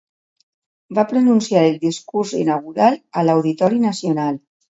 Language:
Catalan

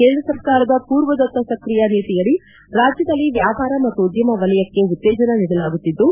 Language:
Kannada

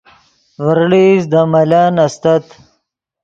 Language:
Yidgha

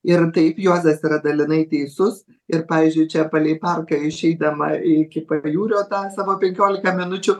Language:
Lithuanian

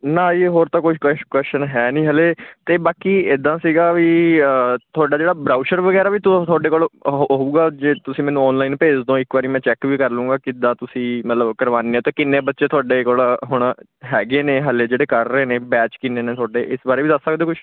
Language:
Punjabi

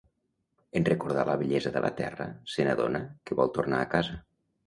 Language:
Catalan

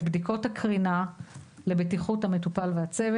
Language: Hebrew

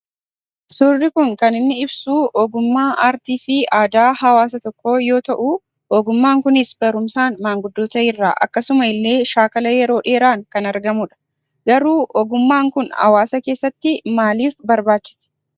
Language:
Oromo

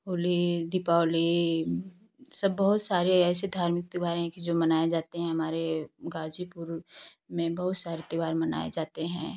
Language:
Hindi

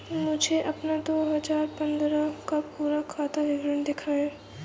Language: Hindi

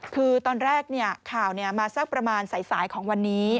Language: Thai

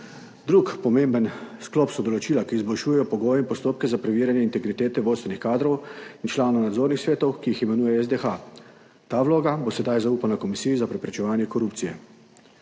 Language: Slovenian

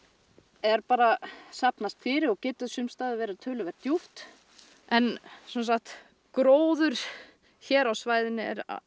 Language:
Icelandic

